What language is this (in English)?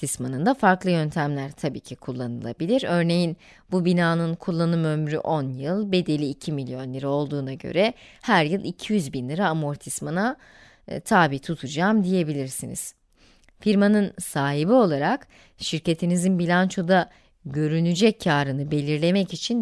Turkish